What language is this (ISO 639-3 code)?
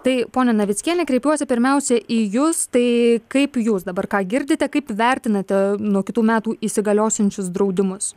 lit